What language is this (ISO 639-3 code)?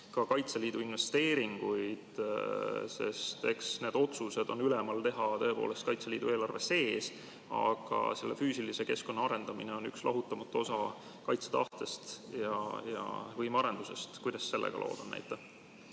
est